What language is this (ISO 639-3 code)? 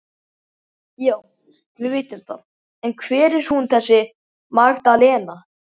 isl